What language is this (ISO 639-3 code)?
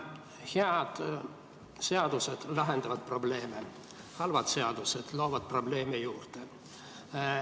est